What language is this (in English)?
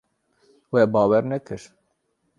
Kurdish